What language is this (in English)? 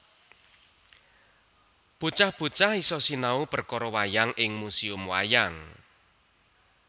Javanese